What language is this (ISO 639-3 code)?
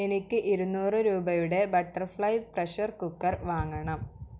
mal